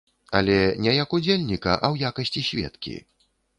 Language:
Belarusian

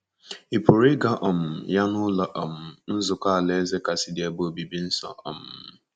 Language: Igbo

